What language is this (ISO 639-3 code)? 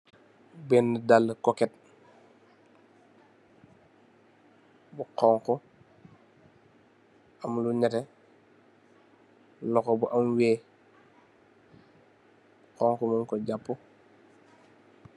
wol